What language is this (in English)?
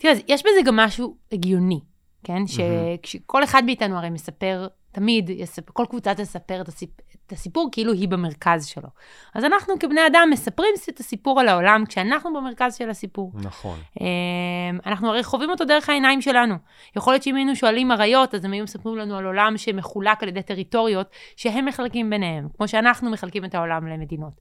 Hebrew